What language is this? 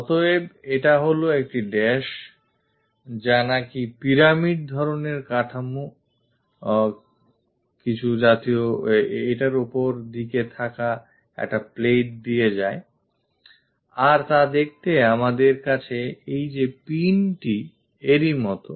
Bangla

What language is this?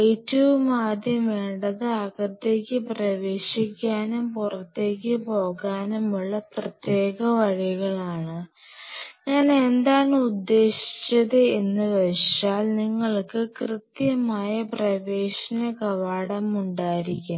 Malayalam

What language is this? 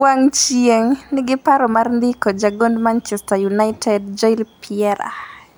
Luo (Kenya and Tanzania)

